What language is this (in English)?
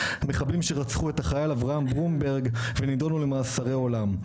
Hebrew